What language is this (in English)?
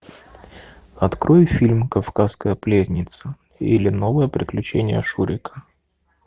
Russian